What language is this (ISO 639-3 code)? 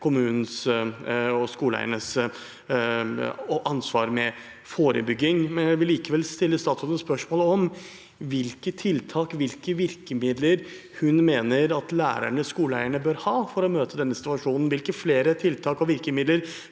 nor